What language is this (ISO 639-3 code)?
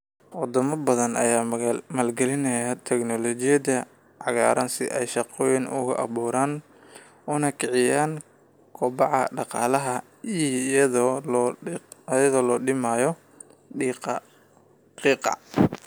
som